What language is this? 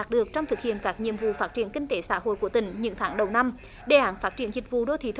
Vietnamese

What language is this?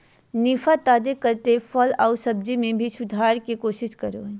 Magahi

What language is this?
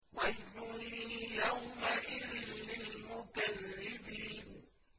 Arabic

